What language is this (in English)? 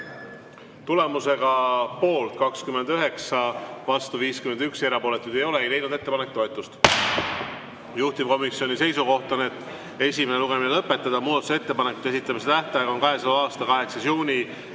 Estonian